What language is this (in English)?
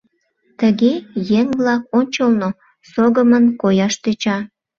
Mari